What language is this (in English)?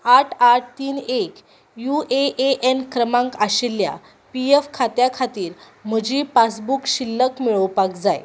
Konkani